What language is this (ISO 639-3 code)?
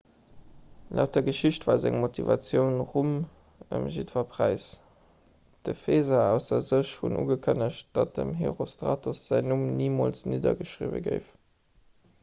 ltz